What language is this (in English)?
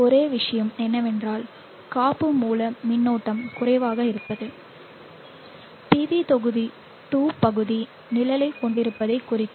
Tamil